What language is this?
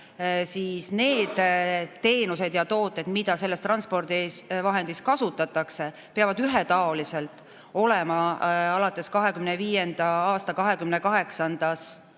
Estonian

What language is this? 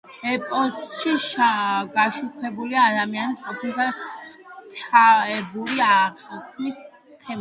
Georgian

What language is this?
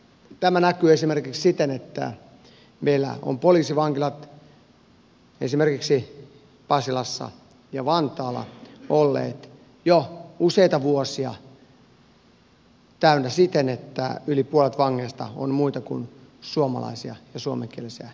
Finnish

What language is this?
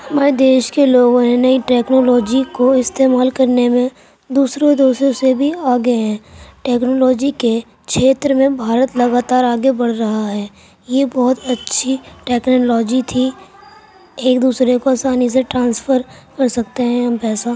Urdu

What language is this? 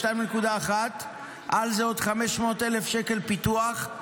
Hebrew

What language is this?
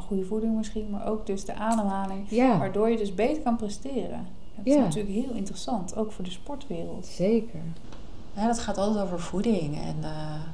Dutch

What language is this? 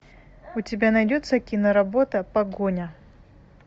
Russian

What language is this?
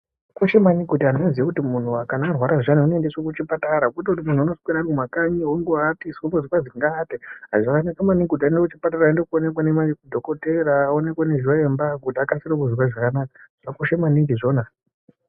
Ndau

